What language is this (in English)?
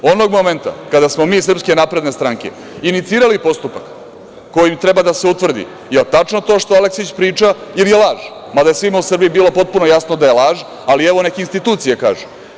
Serbian